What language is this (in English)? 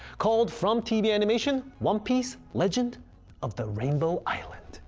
English